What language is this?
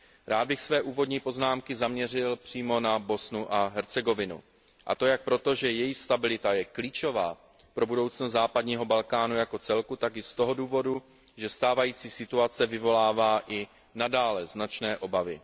Czech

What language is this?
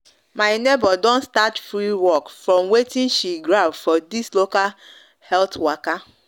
Nigerian Pidgin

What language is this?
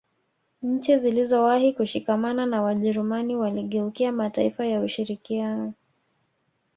Swahili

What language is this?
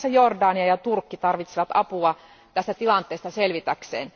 Finnish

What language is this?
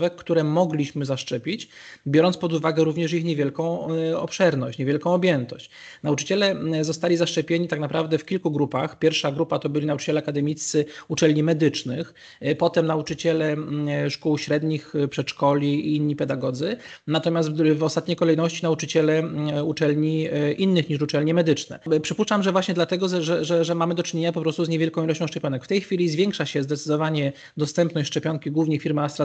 Polish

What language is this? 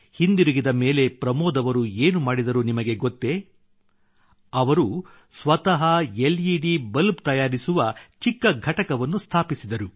Kannada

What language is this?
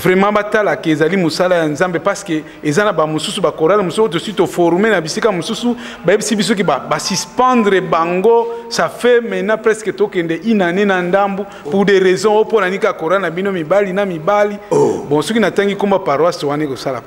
French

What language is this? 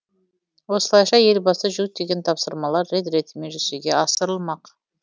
Kazakh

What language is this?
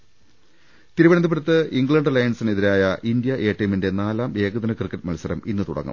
Malayalam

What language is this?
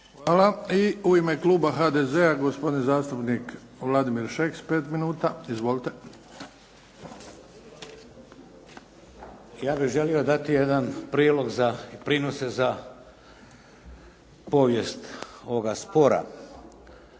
Croatian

